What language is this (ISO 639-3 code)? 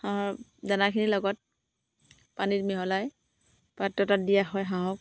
asm